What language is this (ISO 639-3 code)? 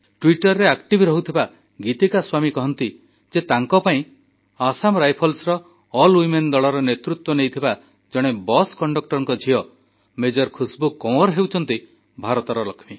ori